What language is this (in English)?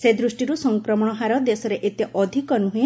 Odia